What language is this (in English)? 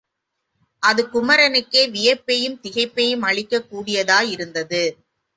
Tamil